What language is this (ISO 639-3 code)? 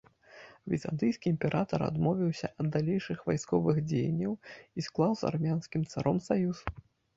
bel